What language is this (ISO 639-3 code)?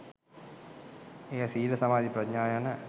sin